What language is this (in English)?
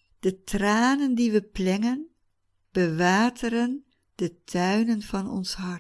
Dutch